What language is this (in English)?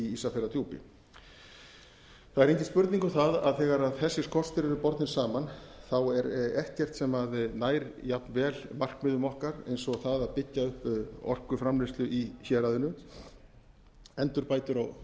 Icelandic